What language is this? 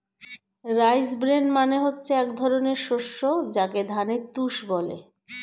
Bangla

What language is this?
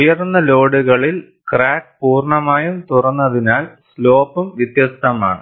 Malayalam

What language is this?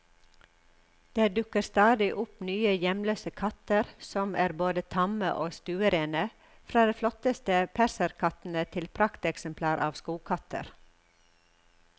Norwegian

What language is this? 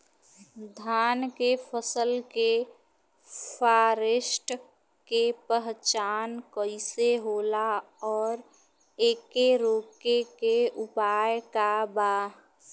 Bhojpuri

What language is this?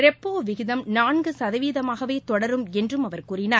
Tamil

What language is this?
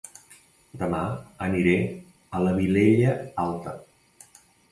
Catalan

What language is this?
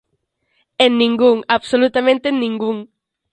Galician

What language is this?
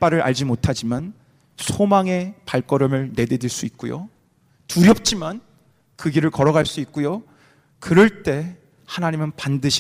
Korean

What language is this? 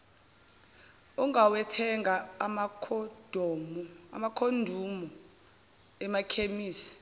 Zulu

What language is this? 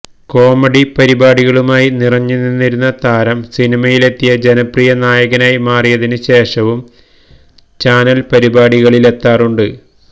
Malayalam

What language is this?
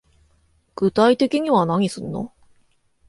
Japanese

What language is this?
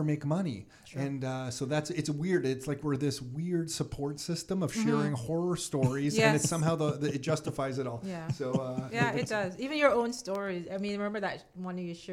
English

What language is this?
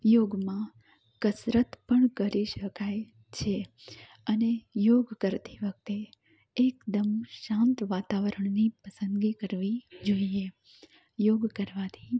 Gujarati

